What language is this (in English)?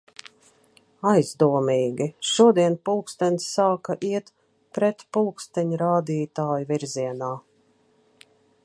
Latvian